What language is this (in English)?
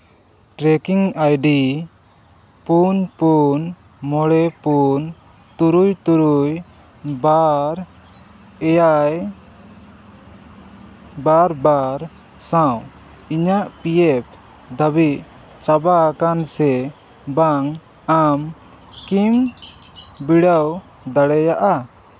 Santali